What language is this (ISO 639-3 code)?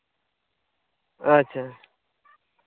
sat